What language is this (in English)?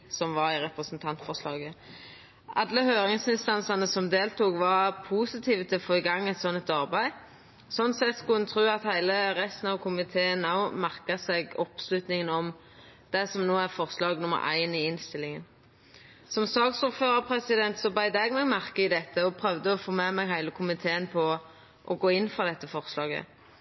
Norwegian Nynorsk